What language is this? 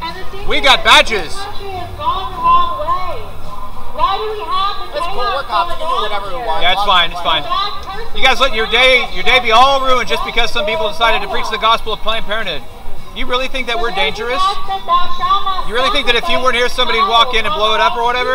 English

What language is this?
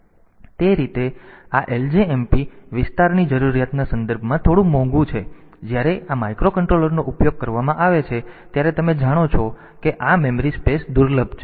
Gujarati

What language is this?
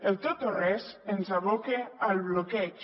Catalan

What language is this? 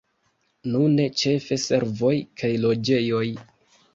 Esperanto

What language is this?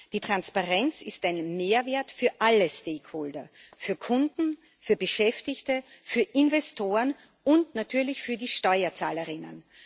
German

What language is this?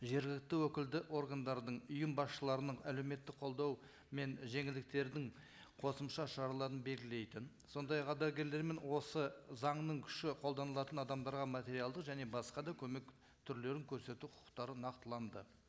Kazakh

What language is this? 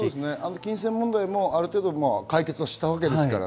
Japanese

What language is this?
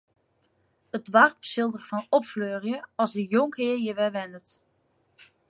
Western Frisian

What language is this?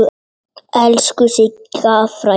Icelandic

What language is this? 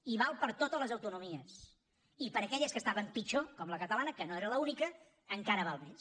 Catalan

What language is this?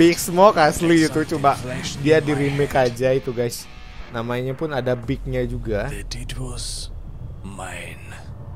Indonesian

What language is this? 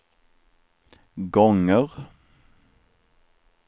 Swedish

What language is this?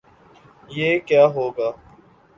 Urdu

